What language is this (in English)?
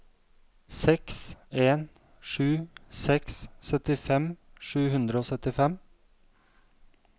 Norwegian